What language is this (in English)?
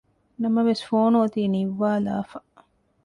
Divehi